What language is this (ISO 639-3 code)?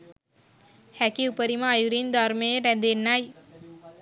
sin